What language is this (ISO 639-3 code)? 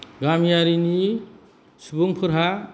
brx